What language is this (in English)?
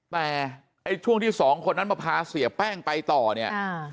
Thai